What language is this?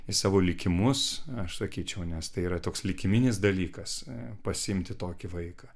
Lithuanian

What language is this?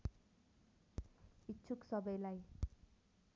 Nepali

